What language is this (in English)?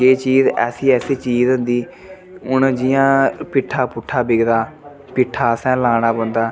Dogri